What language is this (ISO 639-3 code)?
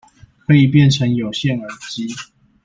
zho